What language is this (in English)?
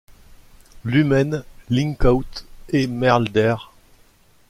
French